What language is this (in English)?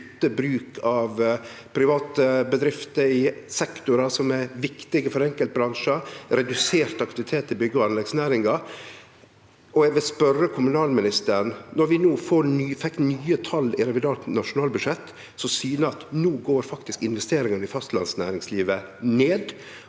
Norwegian